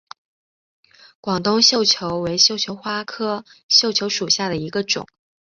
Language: Chinese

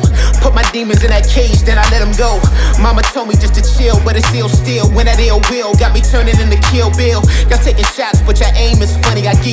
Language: German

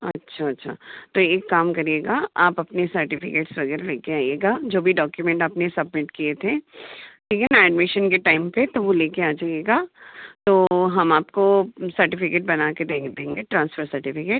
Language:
Hindi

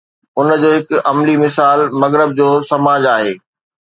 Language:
Sindhi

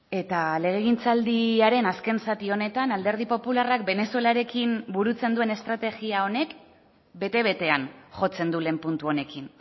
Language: Basque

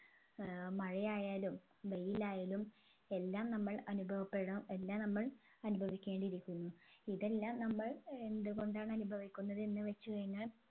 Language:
Malayalam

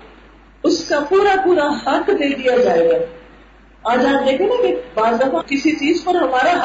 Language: Urdu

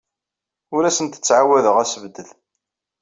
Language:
Kabyle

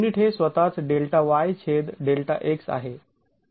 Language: Marathi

